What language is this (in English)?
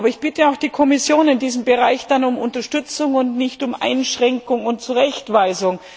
German